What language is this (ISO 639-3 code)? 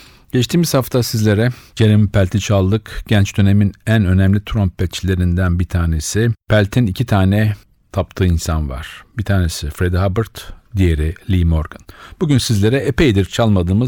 tur